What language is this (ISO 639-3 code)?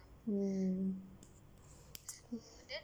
eng